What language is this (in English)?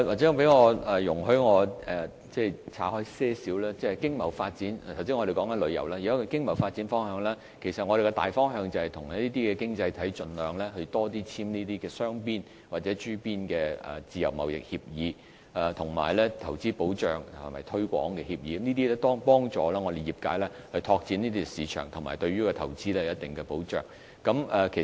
Cantonese